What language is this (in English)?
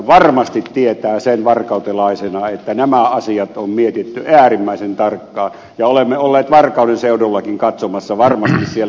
Finnish